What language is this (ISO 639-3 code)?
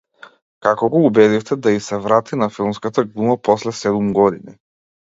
mkd